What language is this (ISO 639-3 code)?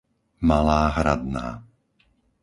slk